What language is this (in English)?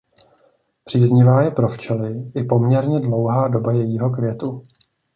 Czech